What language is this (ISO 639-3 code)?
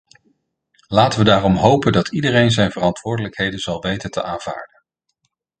nld